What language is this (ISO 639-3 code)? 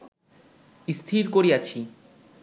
ben